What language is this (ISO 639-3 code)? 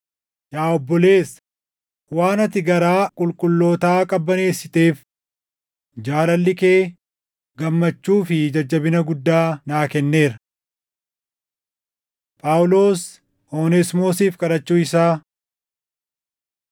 orm